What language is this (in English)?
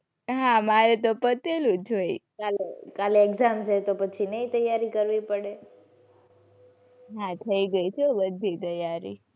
Gujarati